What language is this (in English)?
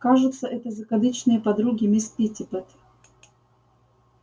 Russian